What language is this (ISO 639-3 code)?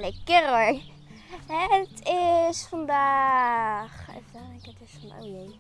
nld